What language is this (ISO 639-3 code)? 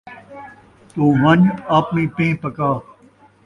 skr